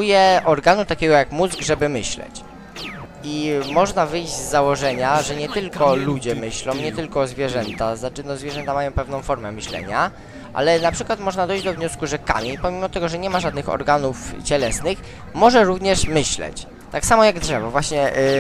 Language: Polish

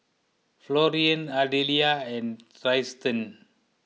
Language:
English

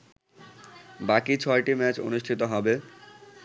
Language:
Bangla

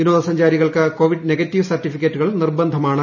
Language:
Malayalam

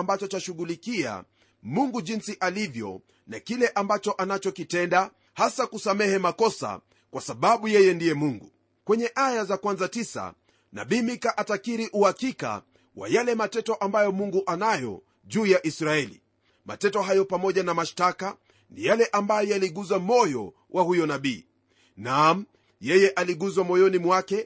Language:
Swahili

